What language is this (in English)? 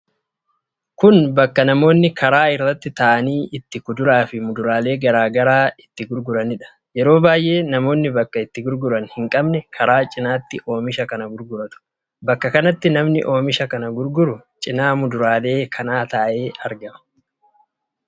Oromo